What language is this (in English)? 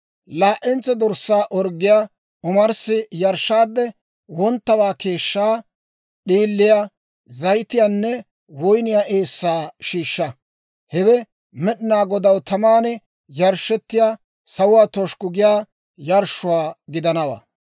Dawro